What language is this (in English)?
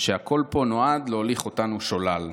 Hebrew